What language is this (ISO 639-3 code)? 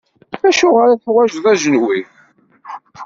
kab